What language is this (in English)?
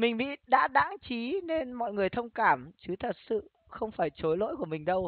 Vietnamese